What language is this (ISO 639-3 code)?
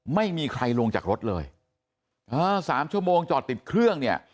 tha